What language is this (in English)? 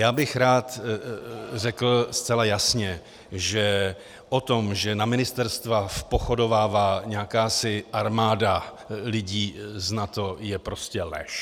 Czech